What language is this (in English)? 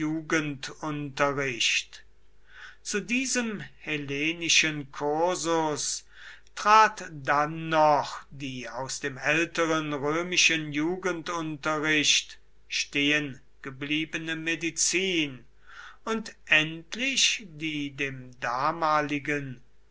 German